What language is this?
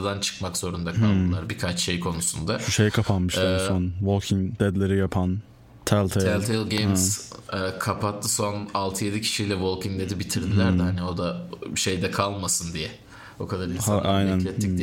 Turkish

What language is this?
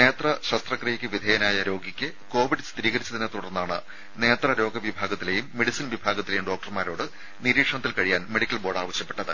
Malayalam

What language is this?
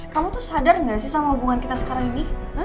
Indonesian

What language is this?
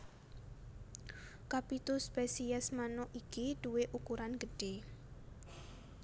Javanese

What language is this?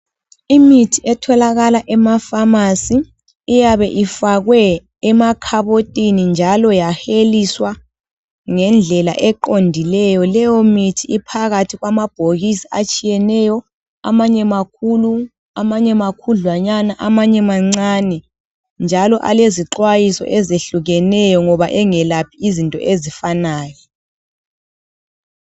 North Ndebele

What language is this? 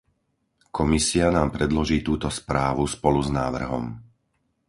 Slovak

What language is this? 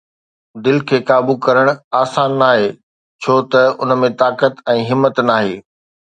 Sindhi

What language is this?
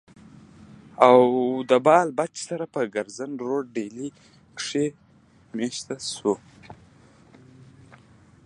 Pashto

